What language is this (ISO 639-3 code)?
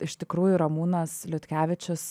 lit